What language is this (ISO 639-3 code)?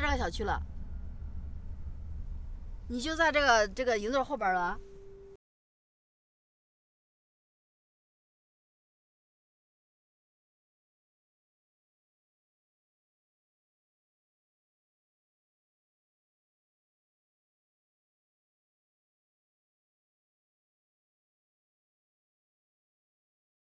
zho